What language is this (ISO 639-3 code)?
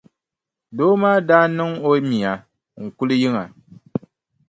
dag